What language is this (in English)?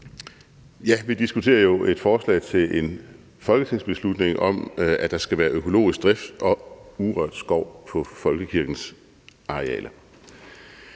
Danish